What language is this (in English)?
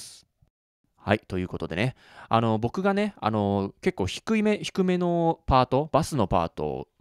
Japanese